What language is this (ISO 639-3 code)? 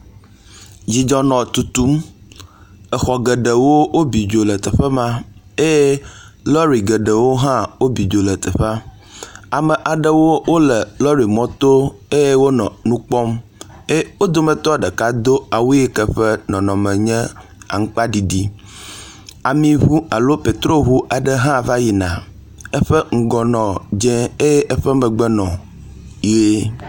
ewe